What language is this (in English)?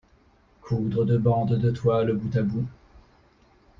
French